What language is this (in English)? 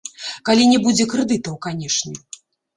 Belarusian